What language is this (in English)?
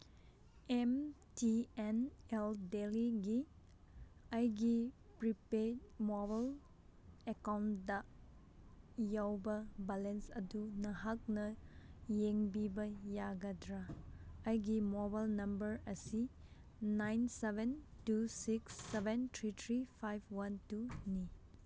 Manipuri